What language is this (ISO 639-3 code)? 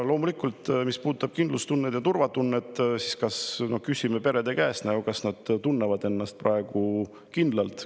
est